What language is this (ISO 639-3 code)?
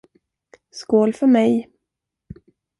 swe